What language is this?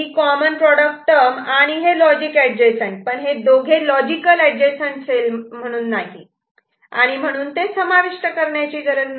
Marathi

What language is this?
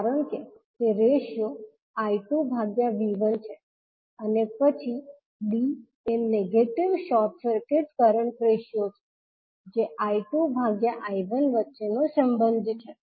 Gujarati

